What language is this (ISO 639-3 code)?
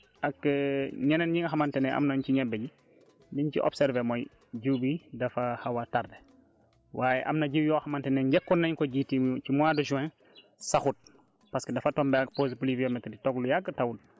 wol